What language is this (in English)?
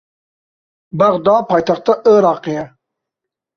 Kurdish